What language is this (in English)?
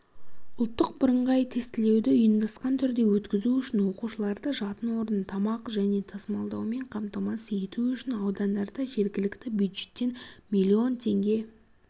Kazakh